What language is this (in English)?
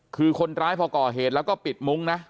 Thai